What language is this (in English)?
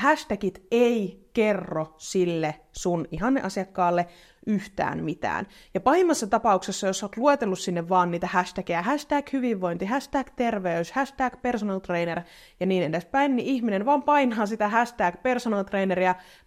Finnish